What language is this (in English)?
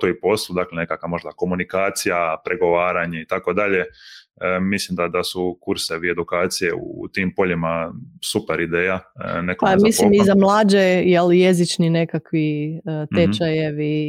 Croatian